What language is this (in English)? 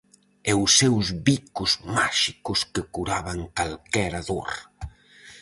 Galician